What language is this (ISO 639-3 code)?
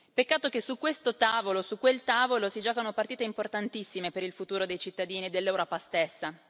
ita